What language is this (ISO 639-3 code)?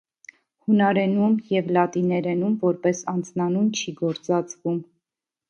hye